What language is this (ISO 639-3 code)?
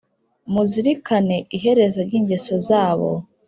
kin